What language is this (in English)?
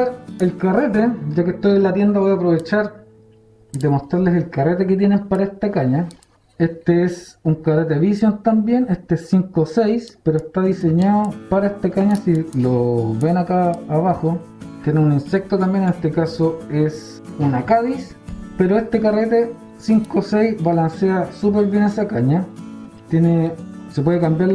Spanish